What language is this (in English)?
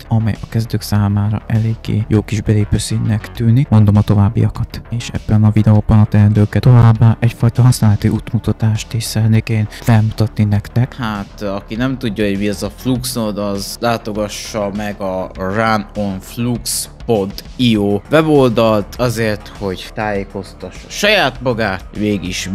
Hungarian